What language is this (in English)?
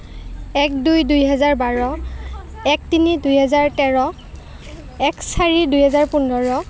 Assamese